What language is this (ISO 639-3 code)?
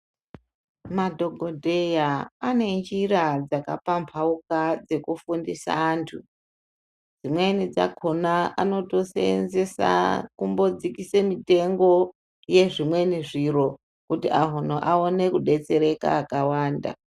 ndc